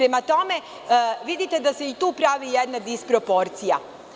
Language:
Serbian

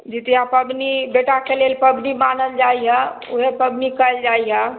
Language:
Maithili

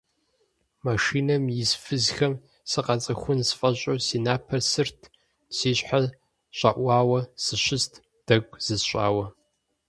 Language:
Kabardian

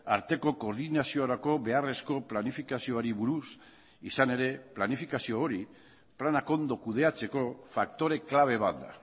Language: Basque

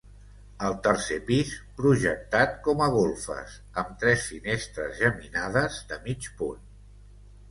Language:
Catalan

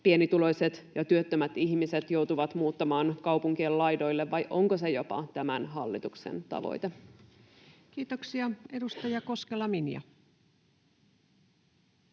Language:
Finnish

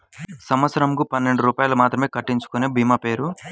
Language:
Telugu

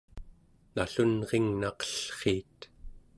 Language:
Central Yupik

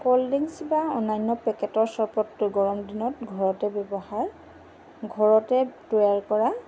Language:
Assamese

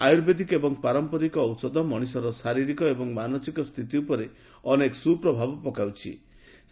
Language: Odia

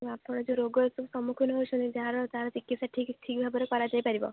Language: Odia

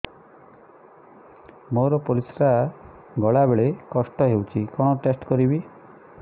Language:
Odia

